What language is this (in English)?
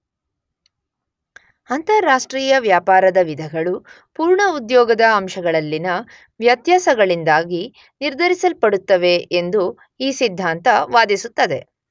Kannada